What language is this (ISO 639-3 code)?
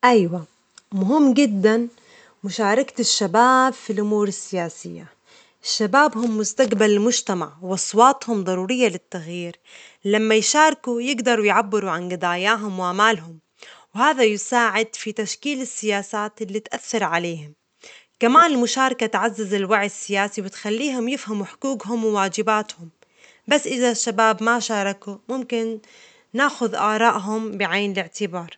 acx